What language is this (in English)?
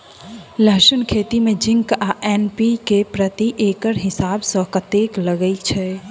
Maithili